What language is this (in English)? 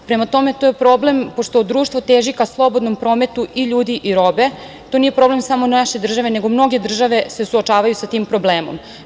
Serbian